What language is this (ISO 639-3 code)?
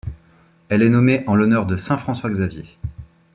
fra